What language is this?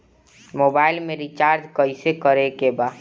Bhojpuri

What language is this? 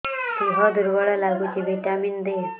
Odia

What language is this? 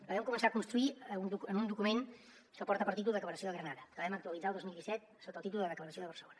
Catalan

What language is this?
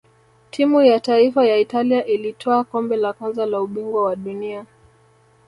Swahili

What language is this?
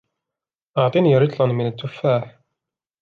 Arabic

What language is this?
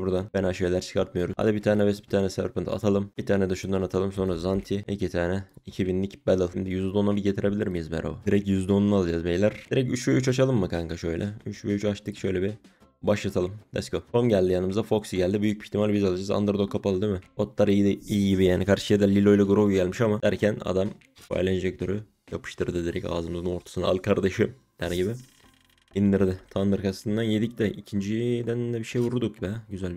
Turkish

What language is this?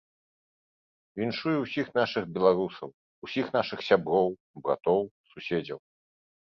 Belarusian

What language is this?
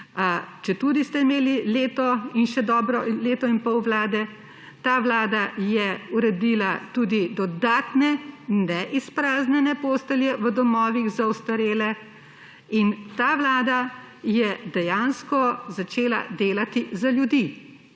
Slovenian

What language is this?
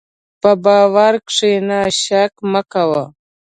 Pashto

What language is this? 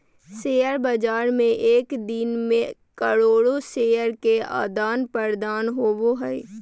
Magahi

